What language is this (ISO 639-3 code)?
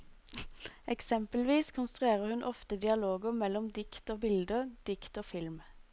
nor